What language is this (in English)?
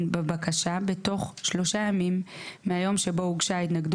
Hebrew